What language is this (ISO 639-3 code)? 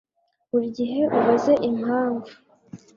kin